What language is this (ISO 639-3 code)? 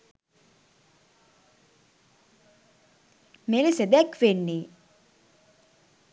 sin